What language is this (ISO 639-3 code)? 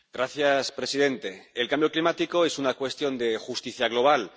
spa